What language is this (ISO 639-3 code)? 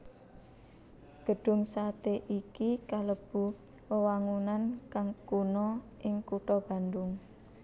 jav